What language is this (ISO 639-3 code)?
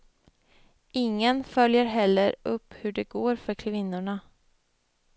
swe